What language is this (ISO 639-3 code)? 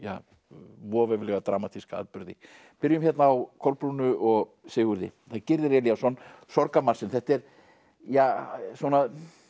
isl